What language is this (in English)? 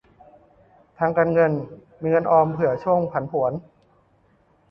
Thai